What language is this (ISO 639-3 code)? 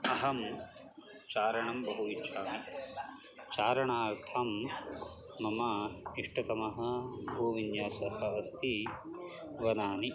san